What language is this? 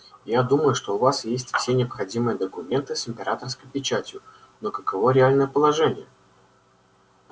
Russian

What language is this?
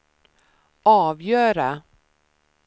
Swedish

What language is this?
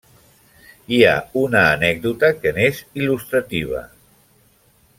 Catalan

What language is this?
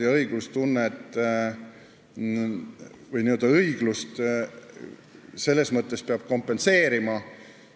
Estonian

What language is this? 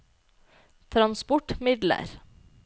Norwegian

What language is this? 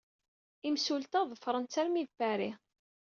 Kabyle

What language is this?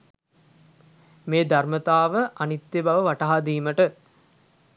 Sinhala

